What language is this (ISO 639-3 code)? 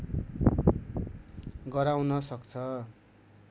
nep